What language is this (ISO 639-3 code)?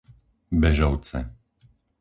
slk